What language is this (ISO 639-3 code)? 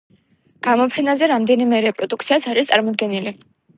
kat